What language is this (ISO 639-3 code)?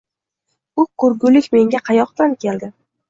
uzb